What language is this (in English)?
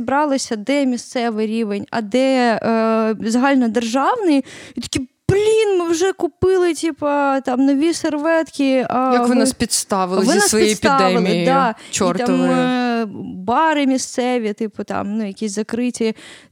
Ukrainian